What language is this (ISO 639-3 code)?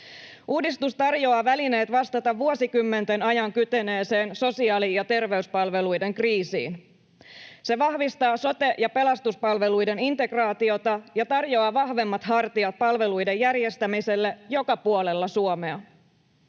fin